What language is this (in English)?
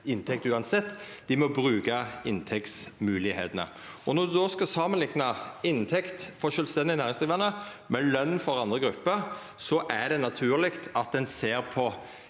Norwegian